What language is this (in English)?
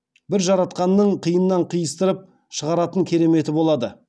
Kazakh